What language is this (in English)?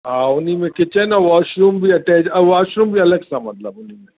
Sindhi